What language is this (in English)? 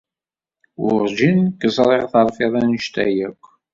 Kabyle